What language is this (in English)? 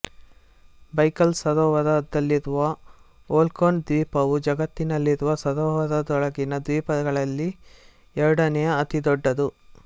Kannada